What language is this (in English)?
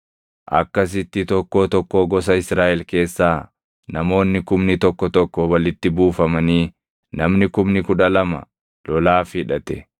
Oromo